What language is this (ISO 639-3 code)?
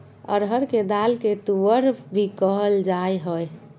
mag